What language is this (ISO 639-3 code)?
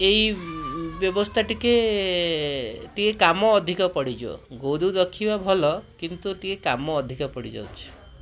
ori